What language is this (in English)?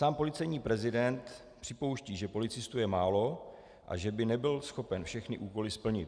Czech